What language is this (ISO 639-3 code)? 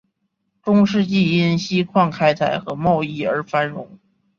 zho